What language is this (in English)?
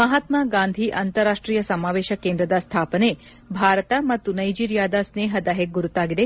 Kannada